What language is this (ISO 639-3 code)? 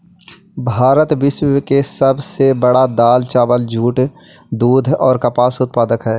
mag